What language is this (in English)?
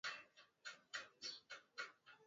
Swahili